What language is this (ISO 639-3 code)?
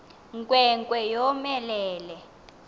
xho